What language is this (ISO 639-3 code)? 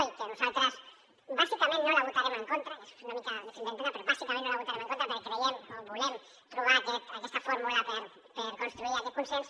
cat